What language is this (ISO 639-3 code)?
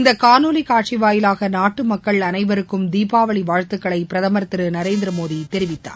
tam